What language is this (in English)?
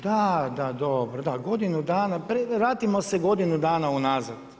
Croatian